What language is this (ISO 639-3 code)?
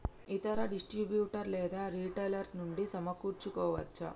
tel